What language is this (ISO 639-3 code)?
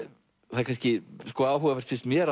isl